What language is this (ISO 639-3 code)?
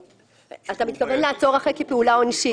heb